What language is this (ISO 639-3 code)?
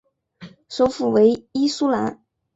zho